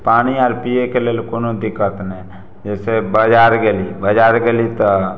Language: Maithili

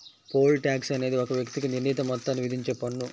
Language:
Telugu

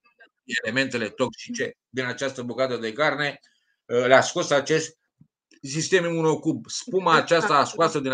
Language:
Romanian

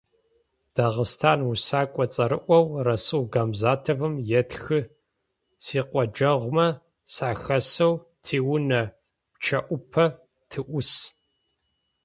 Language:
Adyghe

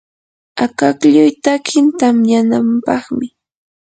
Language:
Yanahuanca Pasco Quechua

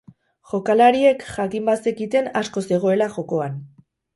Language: Basque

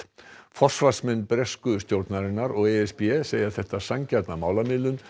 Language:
Icelandic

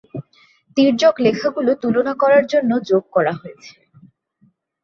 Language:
Bangla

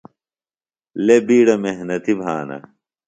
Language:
Phalura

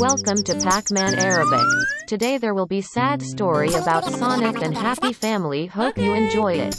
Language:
English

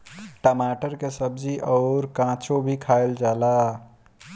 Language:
Bhojpuri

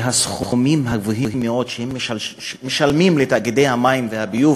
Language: Hebrew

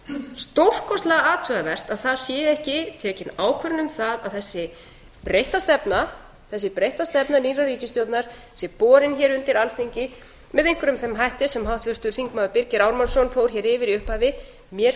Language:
Icelandic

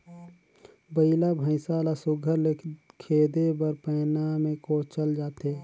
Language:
Chhattisgarhi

